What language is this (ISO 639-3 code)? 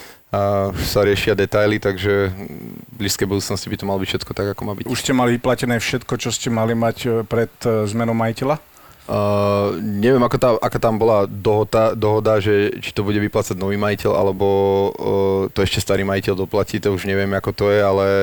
slk